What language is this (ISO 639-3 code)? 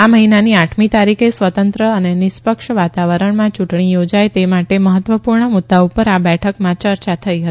guj